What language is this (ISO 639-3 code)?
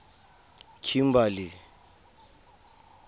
tsn